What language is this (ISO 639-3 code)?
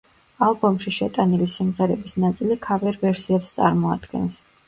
kat